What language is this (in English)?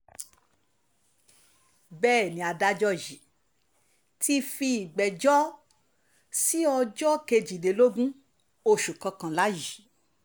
Yoruba